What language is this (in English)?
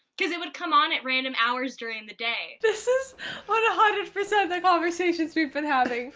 English